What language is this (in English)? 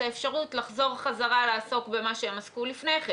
Hebrew